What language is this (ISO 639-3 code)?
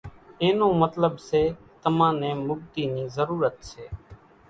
gjk